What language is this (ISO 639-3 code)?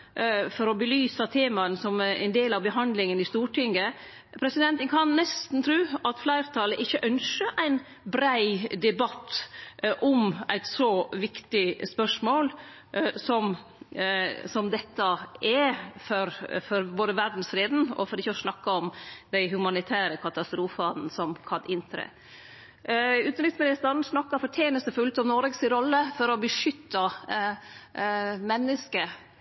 nno